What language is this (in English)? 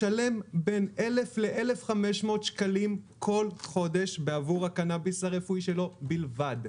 Hebrew